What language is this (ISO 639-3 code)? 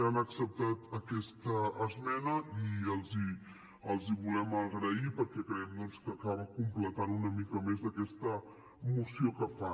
cat